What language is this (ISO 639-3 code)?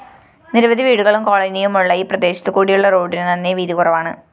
mal